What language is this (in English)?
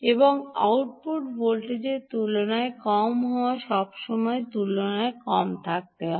Bangla